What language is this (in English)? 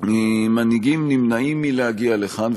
Hebrew